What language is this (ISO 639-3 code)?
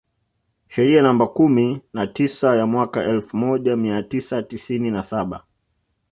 swa